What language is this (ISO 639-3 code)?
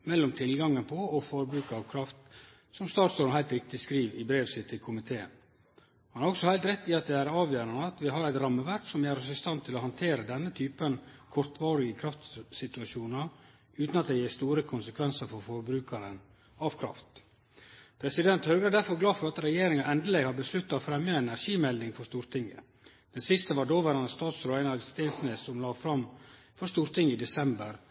nno